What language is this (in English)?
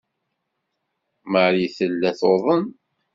Kabyle